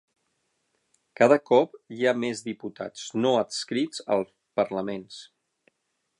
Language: Catalan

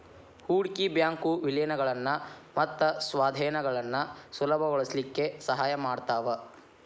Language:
Kannada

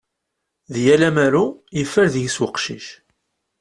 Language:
Kabyle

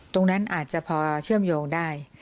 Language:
Thai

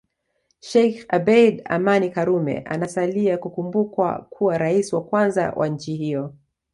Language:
Swahili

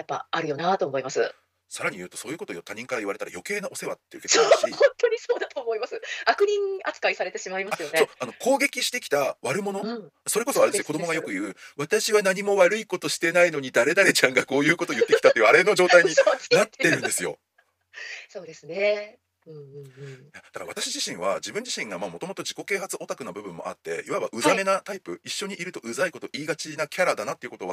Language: Japanese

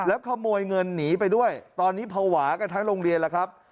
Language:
Thai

